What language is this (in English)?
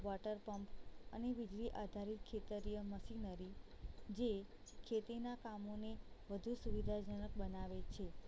Gujarati